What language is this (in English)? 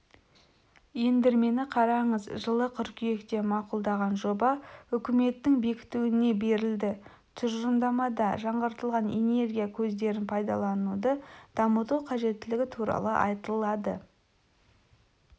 Kazakh